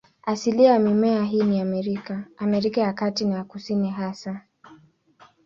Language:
Swahili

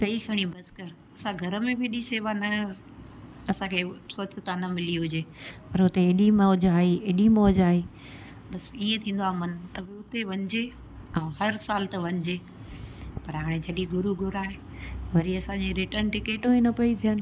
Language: Sindhi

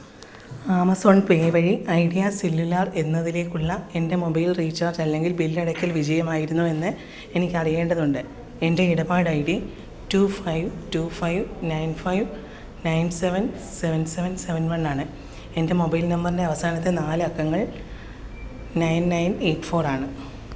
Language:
Malayalam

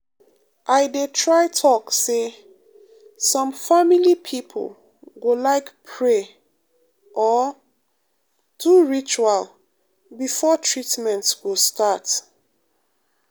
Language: Nigerian Pidgin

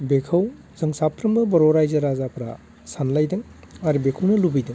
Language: Bodo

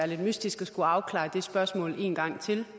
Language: Danish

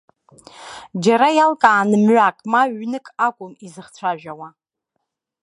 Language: Abkhazian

